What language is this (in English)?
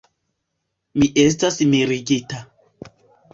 Esperanto